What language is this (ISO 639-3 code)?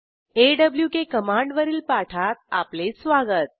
mar